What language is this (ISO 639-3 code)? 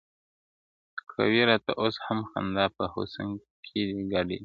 pus